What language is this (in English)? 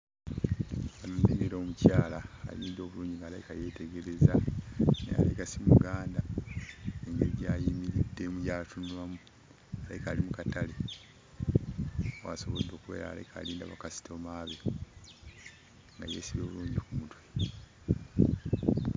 Ganda